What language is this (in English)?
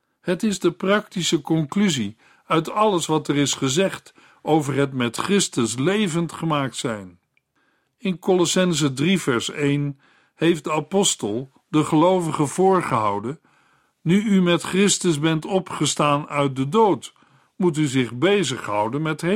Dutch